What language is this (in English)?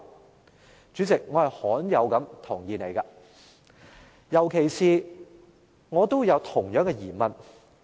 Cantonese